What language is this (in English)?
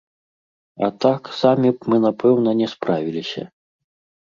Belarusian